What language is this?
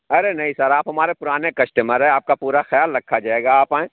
Urdu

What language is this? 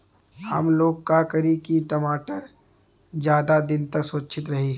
Bhojpuri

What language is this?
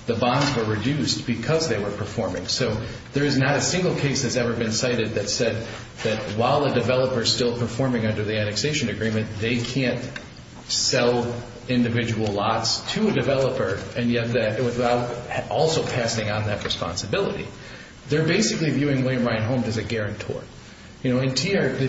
English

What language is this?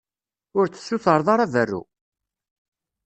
Kabyle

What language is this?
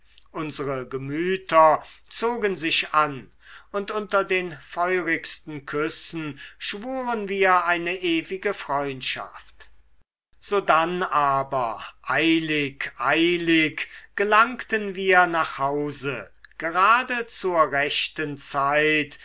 German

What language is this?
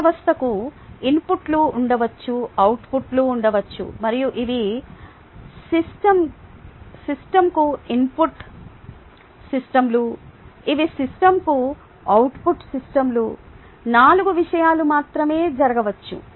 Telugu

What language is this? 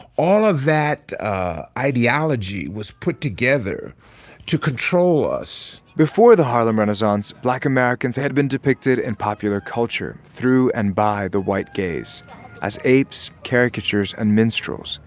English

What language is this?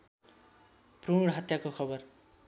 Nepali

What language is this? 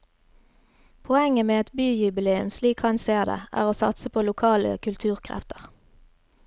Norwegian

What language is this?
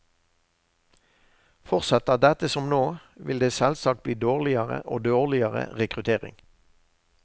Norwegian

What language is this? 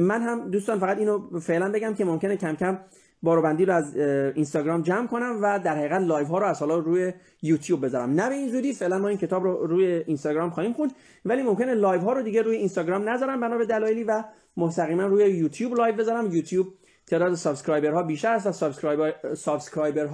Persian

